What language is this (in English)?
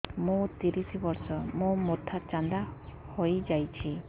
Odia